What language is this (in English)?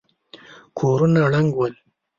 Pashto